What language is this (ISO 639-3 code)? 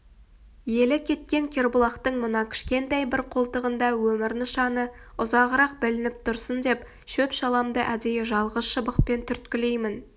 kaz